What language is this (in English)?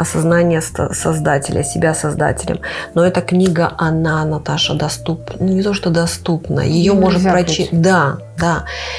Russian